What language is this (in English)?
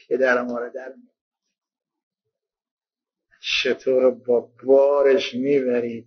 Persian